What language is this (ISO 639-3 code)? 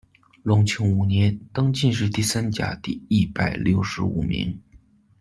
zho